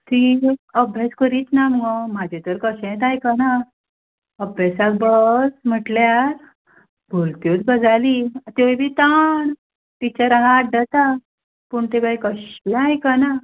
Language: Konkani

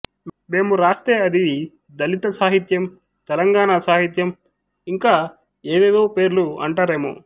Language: Telugu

